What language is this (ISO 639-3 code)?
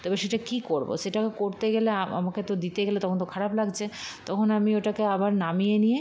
ben